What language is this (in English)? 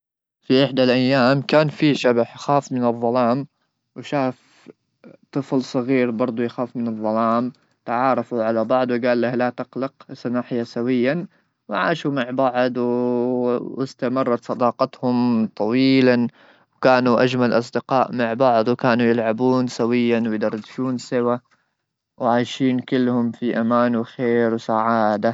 Gulf Arabic